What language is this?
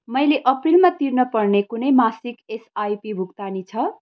Nepali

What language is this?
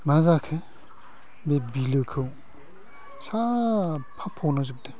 Bodo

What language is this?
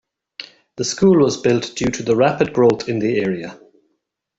English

